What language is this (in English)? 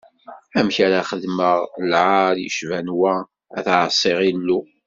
Kabyle